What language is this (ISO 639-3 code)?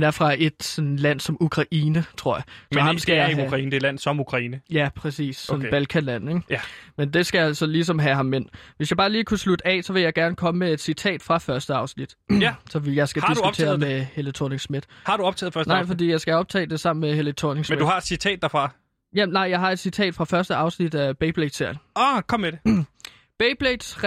dan